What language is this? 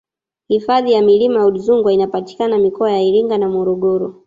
Swahili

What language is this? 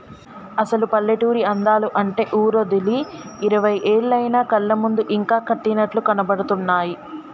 Telugu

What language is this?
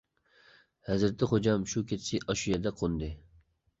Uyghur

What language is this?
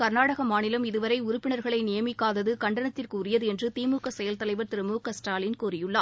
Tamil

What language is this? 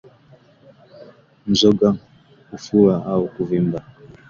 Swahili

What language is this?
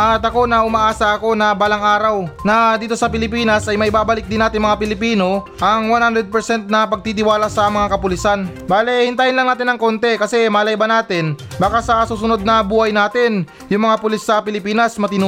Filipino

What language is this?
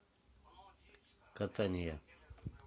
Russian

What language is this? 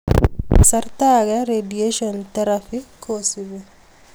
Kalenjin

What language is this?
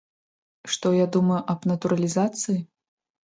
Belarusian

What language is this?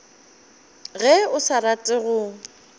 Northern Sotho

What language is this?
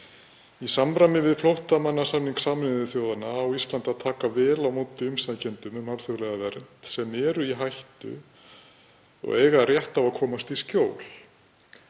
Icelandic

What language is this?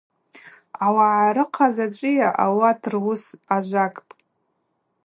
Abaza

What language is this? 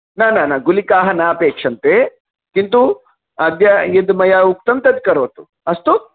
Sanskrit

